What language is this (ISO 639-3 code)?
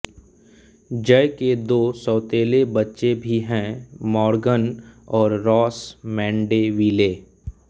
hin